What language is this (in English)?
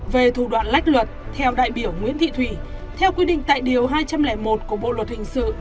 Vietnamese